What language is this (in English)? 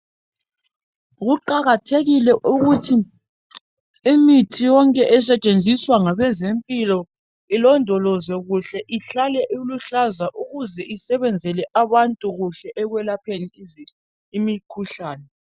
North Ndebele